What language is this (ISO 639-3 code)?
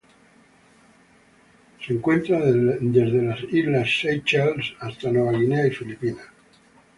spa